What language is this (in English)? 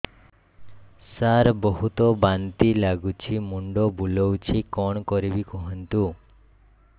Odia